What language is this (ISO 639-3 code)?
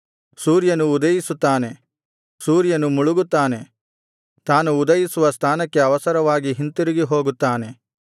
kan